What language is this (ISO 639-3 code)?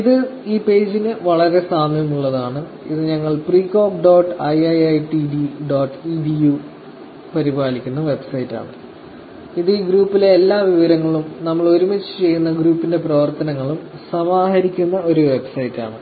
mal